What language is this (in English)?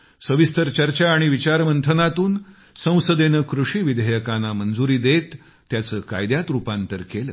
Marathi